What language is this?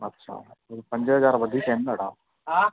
Sindhi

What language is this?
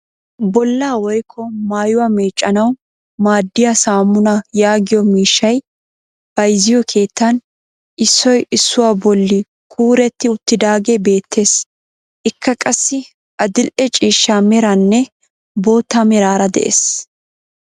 Wolaytta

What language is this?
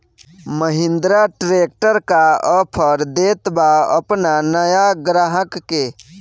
Bhojpuri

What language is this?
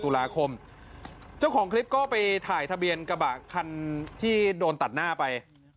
Thai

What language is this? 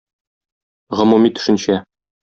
Tatar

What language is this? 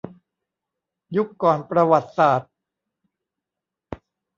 Thai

